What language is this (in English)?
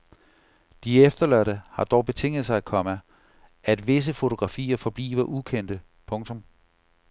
Danish